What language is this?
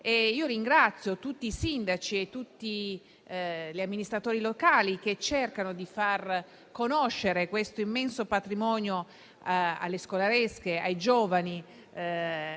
Italian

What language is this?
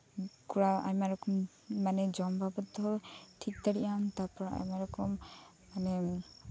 Santali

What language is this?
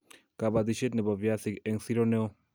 Kalenjin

